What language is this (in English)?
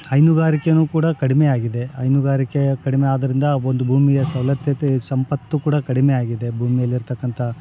Kannada